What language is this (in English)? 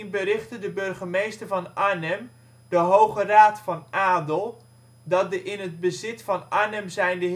Dutch